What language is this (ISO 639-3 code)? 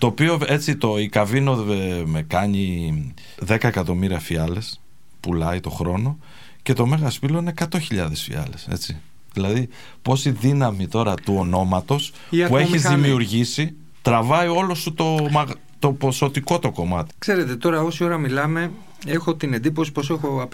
ell